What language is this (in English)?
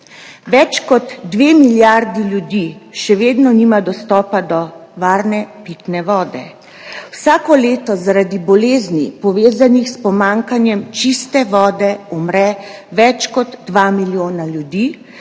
Slovenian